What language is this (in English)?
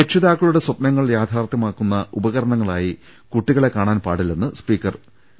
Malayalam